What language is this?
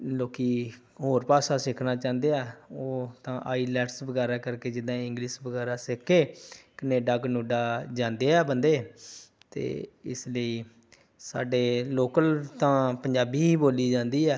Punjabi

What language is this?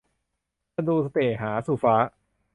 Thai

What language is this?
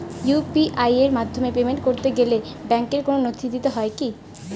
Bangla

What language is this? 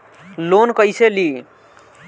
Bhojpuri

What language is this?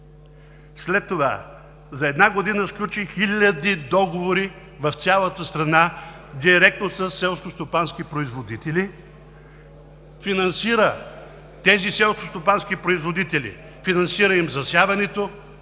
Bulgarian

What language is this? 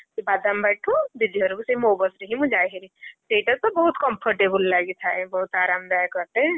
Odia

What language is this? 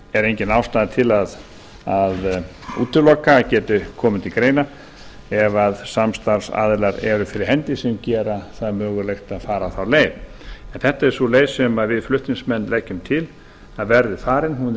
Icelandic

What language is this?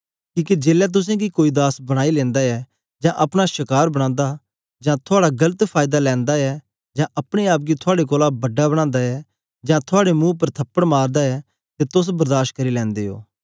Dogri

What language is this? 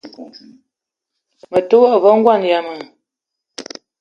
Eton (Cameroon)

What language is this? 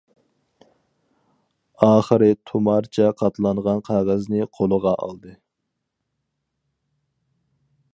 Uyghur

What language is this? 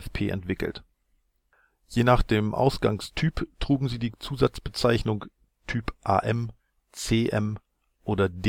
German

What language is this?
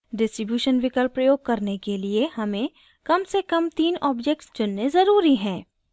Hindi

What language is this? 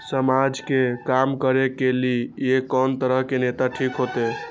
Maithili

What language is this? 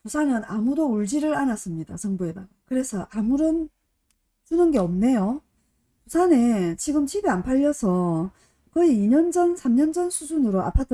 Korean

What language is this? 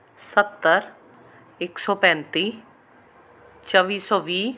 Punjabi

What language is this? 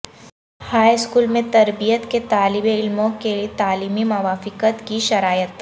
Urdu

